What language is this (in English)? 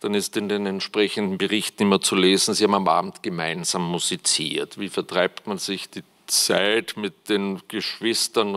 German